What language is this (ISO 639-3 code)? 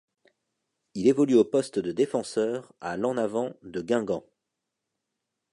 fra